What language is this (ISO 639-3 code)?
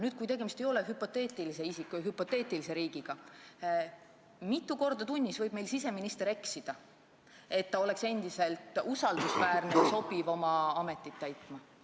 est